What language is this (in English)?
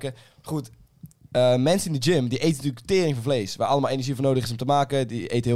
Dutch